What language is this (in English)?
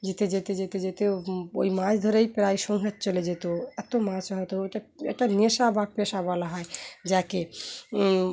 Bangla